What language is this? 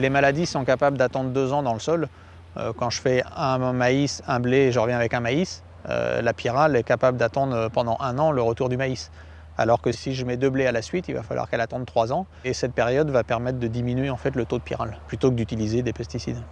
French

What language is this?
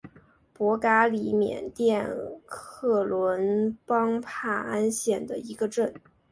Chinese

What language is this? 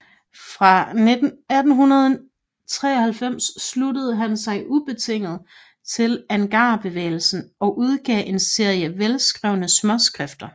Danish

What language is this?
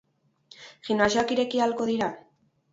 Basque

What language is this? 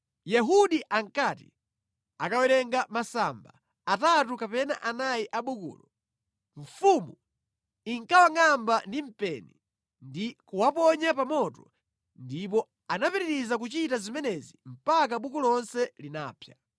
Nyanja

